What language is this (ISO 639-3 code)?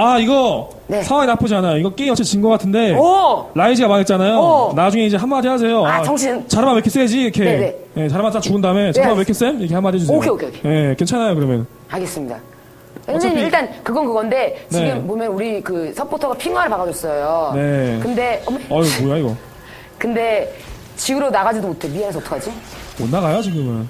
kor